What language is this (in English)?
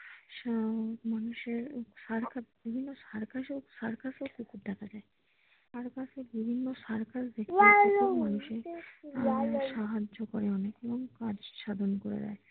Bangla